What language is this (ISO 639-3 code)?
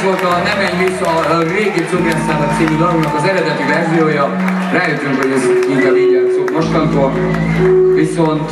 hun